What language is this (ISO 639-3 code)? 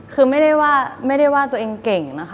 tha